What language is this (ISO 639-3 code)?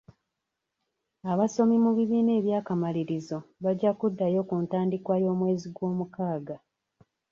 lug